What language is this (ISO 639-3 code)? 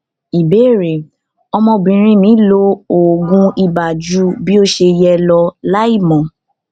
yor